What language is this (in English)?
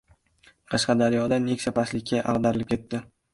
Uzbek